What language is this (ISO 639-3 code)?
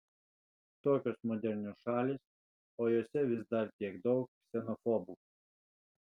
lit